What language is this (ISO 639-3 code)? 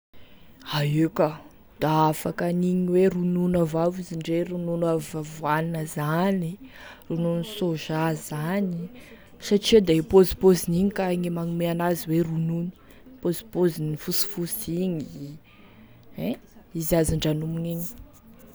tkg